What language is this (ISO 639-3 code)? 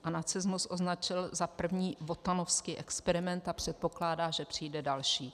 ces